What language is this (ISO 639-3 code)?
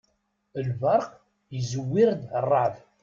kab